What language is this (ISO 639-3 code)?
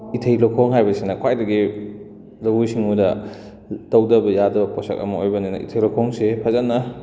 mni